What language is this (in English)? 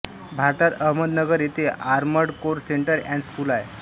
Marathi